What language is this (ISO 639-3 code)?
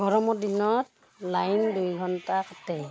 asm